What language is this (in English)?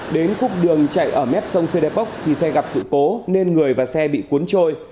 Vietnamese